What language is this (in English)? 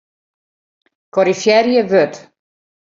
Western Frisian